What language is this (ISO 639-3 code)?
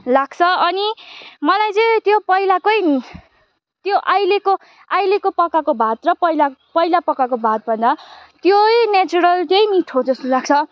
nep